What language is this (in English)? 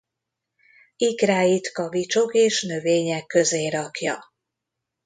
Hungarian